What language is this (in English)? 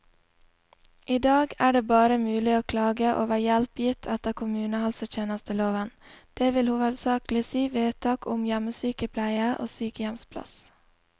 Norwegian